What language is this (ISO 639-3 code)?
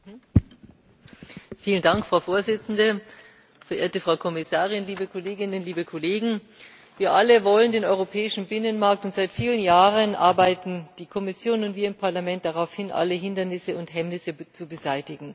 deu